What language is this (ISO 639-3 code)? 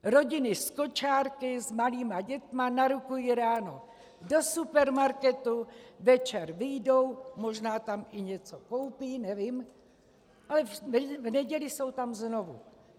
ces